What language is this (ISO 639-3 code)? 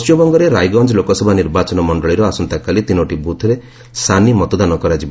ori